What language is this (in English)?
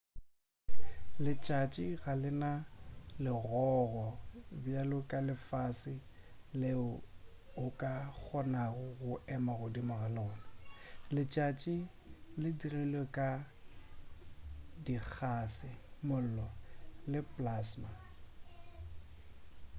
Northern Sotho